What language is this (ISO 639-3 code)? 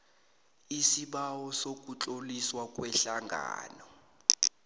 nbl